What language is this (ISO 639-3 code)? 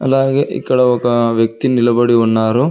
tel